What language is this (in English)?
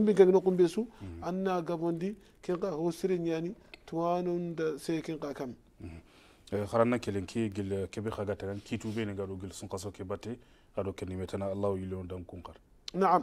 Arabic